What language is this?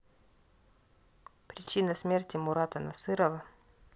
Russian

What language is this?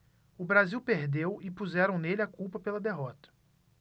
Portuguese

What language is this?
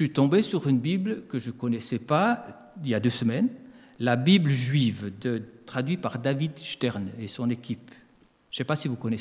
French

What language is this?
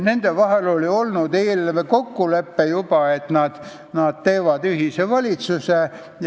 Estonian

